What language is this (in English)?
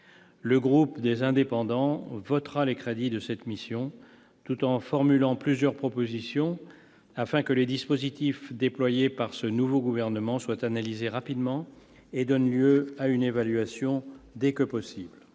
French